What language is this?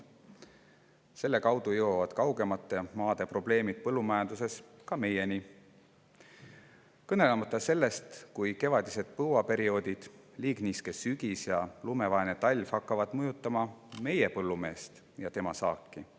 Estonian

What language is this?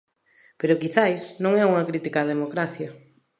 Galician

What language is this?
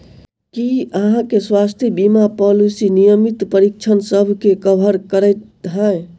Maithili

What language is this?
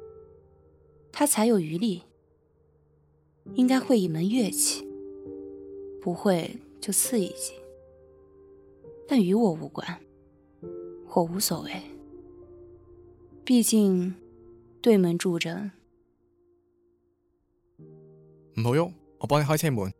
Chinese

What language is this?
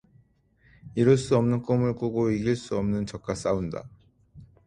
Korean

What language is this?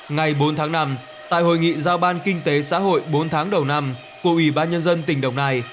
Vietnamese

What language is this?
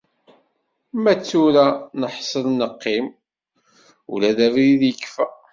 Kabyle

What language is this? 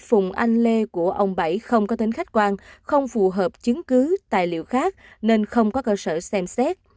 Vietnamese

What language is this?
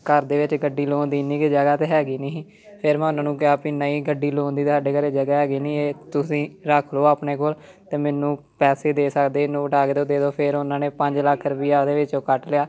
Punjabi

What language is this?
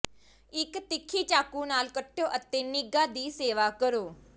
Punjabi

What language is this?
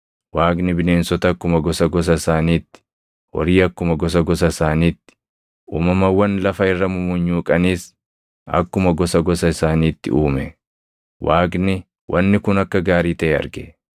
Oromo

